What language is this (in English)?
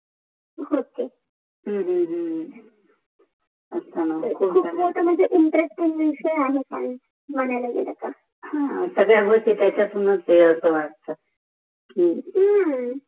Marathi